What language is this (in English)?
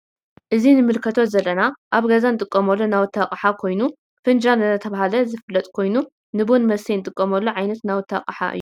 Tigrinya